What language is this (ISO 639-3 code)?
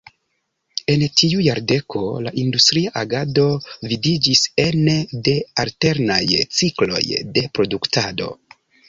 epo